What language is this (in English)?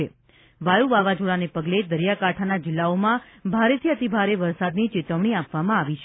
Gujarati